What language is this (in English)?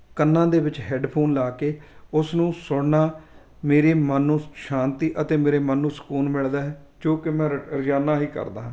Punjabi